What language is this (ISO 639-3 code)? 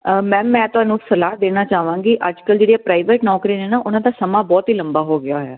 pan